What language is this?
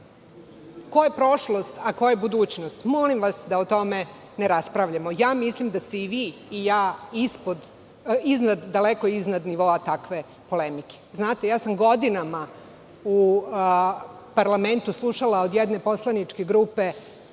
Serbian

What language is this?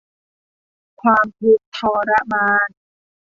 Thai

